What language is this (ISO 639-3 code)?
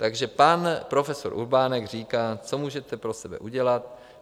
ces